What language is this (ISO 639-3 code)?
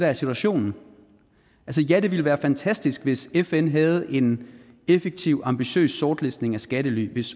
dan